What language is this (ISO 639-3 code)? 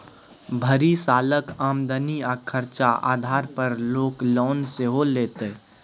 mai